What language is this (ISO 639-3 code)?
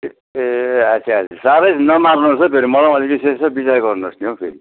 nep